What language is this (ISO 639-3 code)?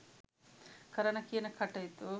sin